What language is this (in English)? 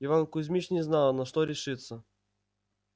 Russian